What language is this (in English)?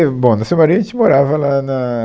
Portuguese